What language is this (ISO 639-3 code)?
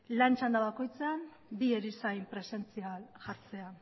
eus